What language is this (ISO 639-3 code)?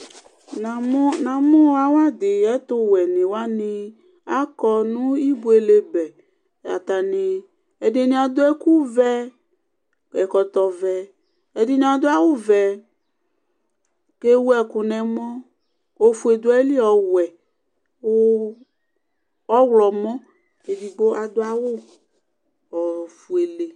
kpo